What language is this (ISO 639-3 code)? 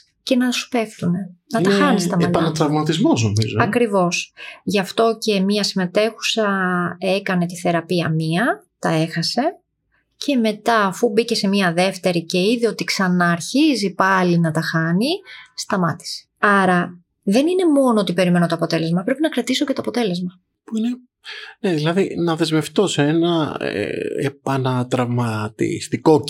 ell